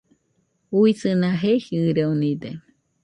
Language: Nüpode Huitoto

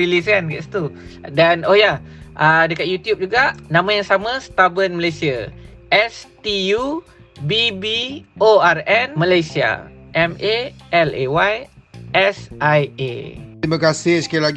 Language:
Malay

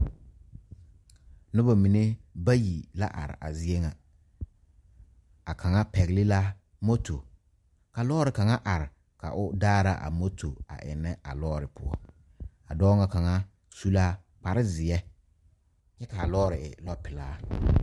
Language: Southern Dagaare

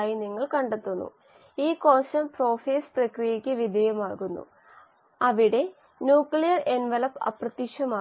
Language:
Malayalam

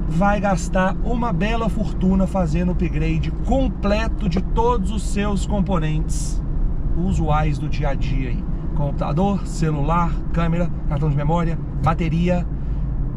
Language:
Portuguese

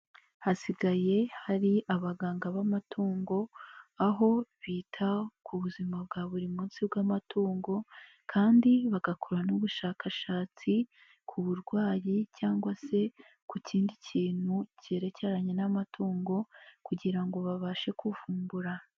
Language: Kinyarwanda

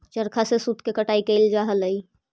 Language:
Magahi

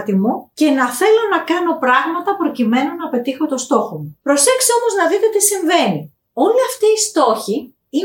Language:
Greek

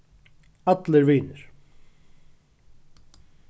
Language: Faroese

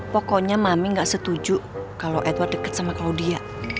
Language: Indonesian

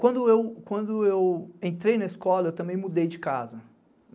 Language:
Portuguese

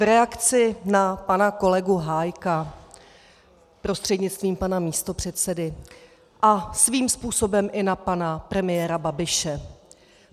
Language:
Czech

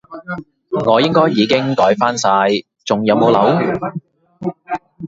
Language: Cantonese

